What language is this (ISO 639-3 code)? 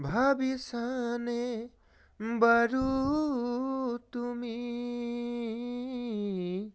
asm